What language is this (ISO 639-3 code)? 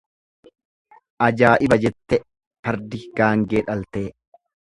orm